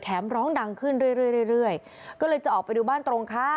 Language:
Thai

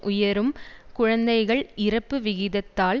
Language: Tamil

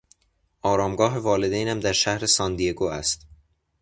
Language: Persian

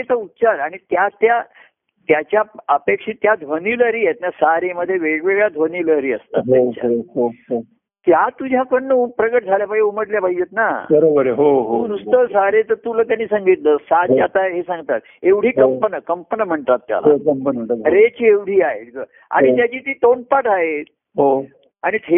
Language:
Marathi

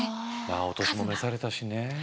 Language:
Japanese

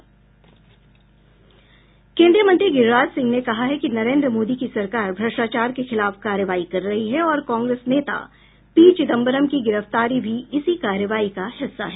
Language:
Hindi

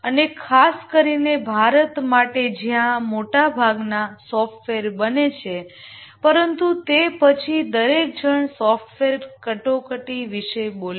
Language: Gujarati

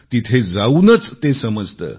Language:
Marathi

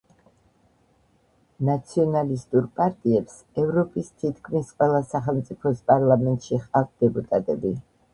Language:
Georgian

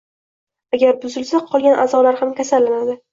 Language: Uzbek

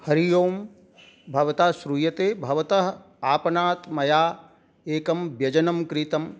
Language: Sanskrit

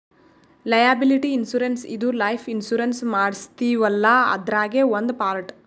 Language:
Kannada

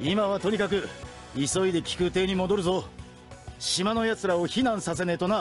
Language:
Japanese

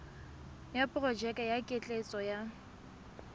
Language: Tswana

